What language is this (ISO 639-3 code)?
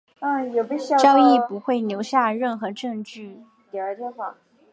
zho